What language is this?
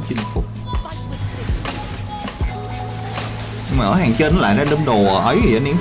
Vietnamese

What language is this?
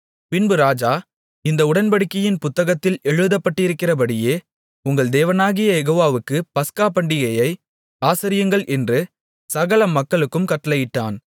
Tamil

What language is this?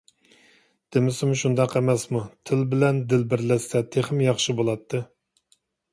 Uyghur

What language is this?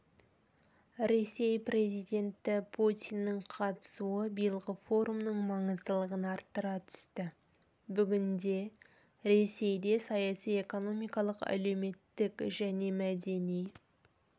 Kazakh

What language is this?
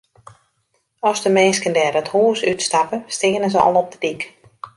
Western Frisian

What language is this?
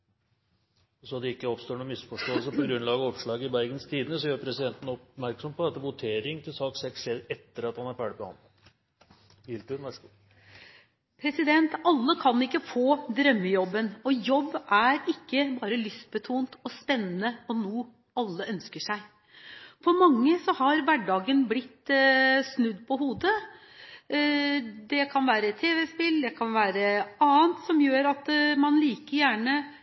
Norwegian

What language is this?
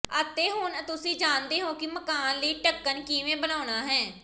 Punjabi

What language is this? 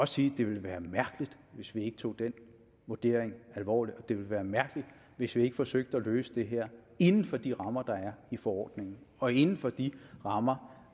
Danish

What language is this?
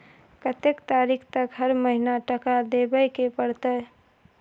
Maithili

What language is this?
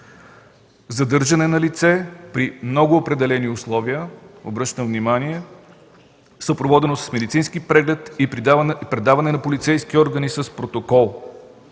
Bulgarian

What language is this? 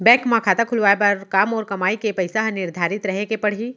Chhattisgarhi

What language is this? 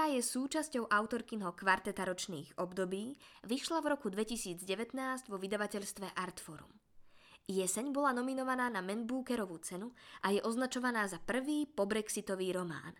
Slovak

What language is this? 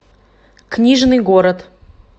Russian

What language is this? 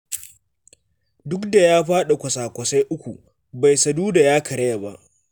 Hausa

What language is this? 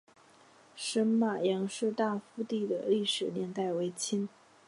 Chinese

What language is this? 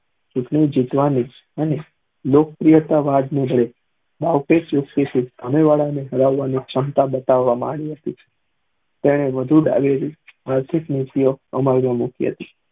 Gujarati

